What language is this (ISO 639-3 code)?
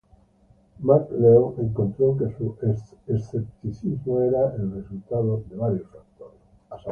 spa